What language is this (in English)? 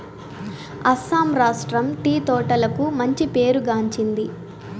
Telugu